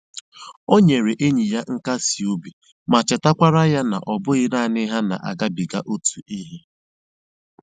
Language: Igbo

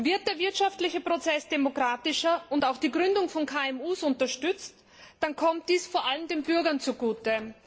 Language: German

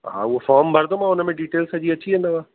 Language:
Sindhi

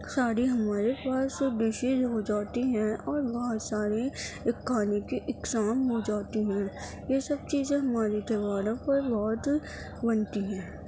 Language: Urdu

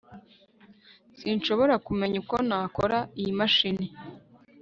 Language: Kinyarwanda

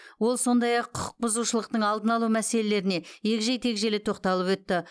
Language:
Kazakh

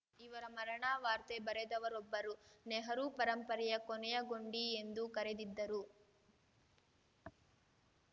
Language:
Kannada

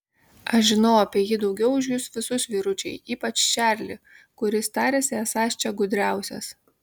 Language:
Lithuanian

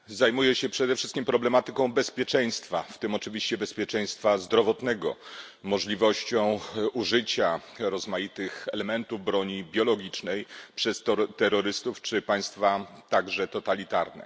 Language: Polish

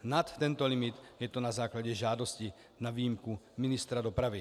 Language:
Czech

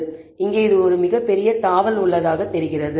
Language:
Tamil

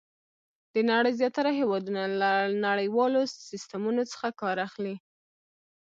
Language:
Pashto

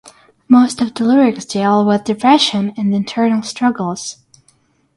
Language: English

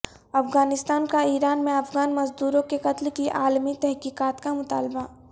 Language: Urdu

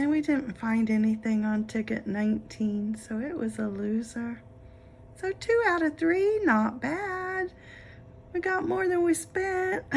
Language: English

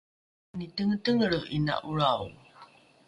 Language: Rukai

